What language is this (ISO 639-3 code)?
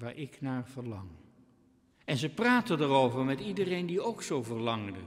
nld